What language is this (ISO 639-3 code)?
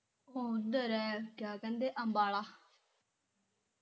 pan